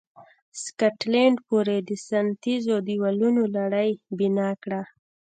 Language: Pashto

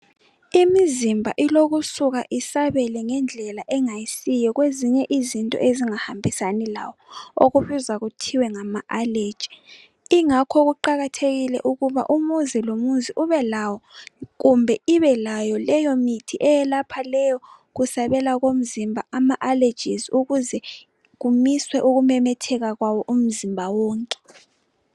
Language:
North Ndebele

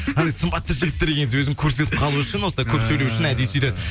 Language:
Kazakh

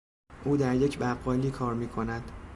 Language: Persian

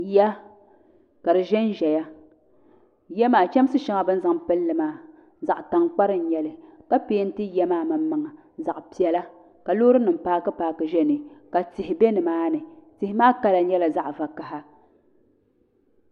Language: Dagbani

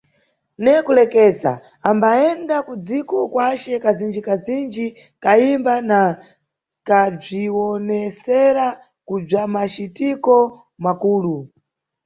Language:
Nyungwe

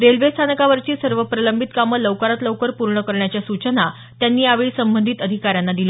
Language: Marathi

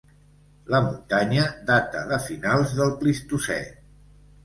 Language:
Catalan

